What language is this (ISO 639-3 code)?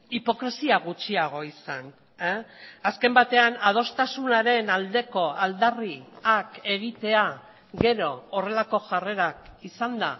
eus